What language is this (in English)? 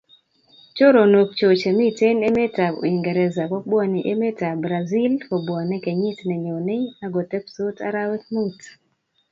Kalenjin